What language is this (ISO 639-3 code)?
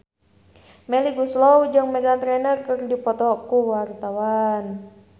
sun